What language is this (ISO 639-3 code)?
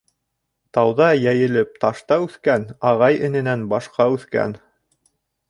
bak